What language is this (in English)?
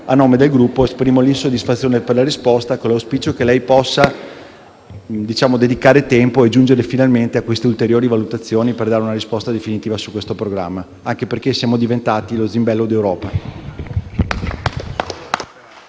Italian